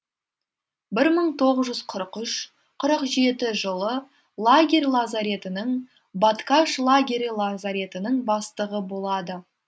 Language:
Kazakh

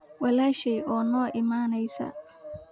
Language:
Somali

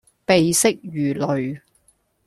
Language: Cantonese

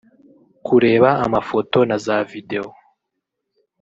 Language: Kinyarwanda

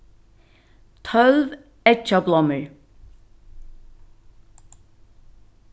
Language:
Faroese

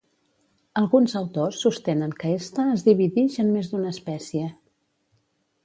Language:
Catalan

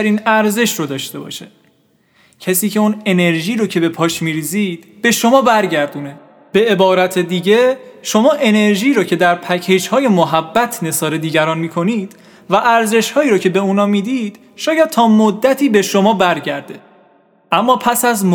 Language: Persian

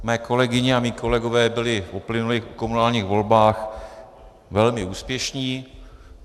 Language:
Czech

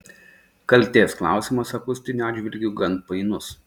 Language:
Lithuanian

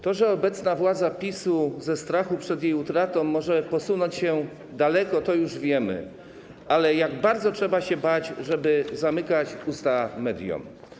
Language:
Polish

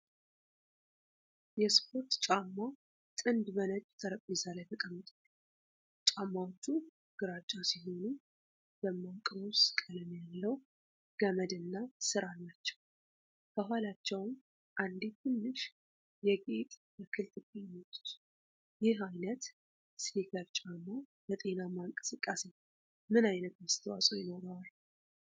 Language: Amharic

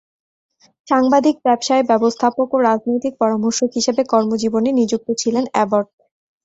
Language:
Bangla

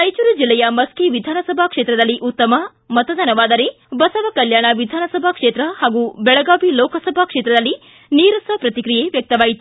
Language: Kannada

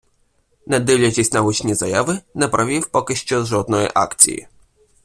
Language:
Ukrainian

